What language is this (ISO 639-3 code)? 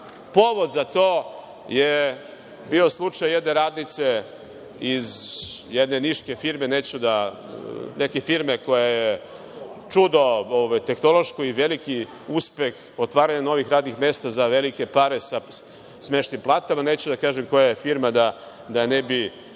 srp